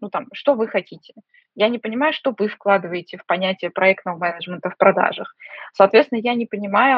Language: Russian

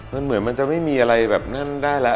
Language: Thai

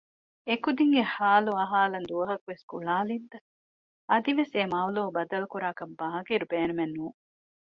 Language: Divehi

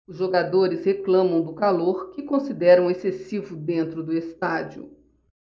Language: Portuguese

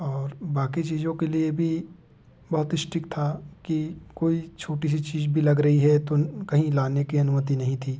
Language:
Hindi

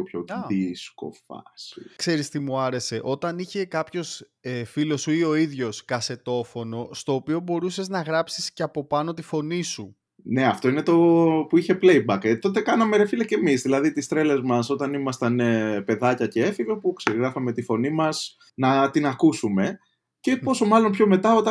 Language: Greek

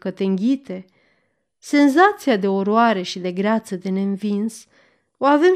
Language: Romanian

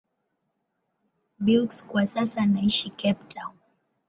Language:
Swahili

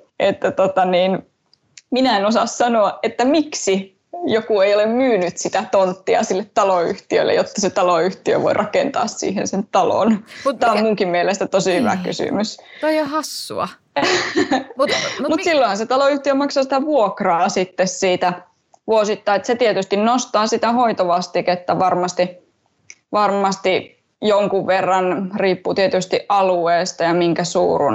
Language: Finnish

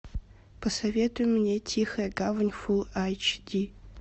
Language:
Russian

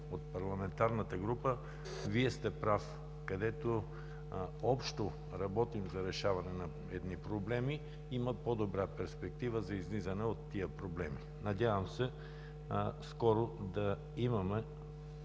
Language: Bulgarian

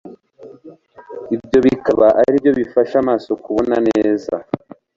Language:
Kinyarwanda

